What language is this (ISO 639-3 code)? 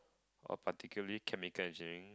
eng